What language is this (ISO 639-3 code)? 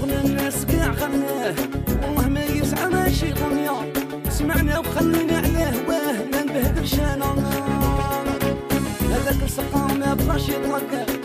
ara